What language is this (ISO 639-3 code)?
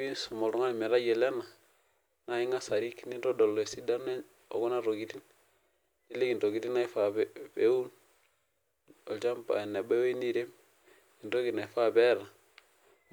mas